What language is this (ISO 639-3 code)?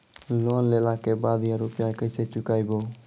mai